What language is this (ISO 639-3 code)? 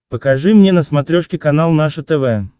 rus